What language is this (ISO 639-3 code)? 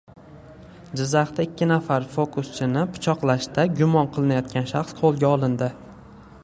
uzb